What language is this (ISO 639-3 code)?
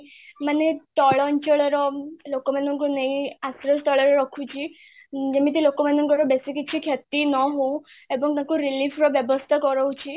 ori